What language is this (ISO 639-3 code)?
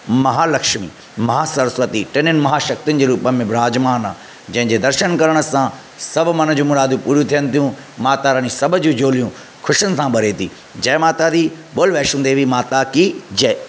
snd